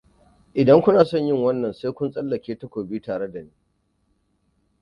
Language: Hausa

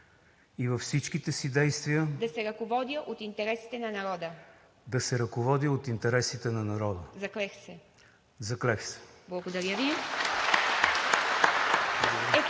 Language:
Bulgarian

